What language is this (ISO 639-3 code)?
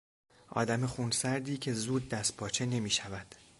fas